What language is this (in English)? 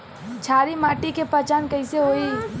Bhojpuri